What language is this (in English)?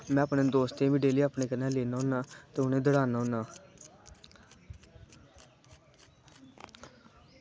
Dogri